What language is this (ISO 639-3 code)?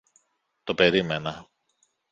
ell